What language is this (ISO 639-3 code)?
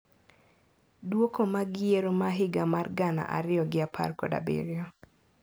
luo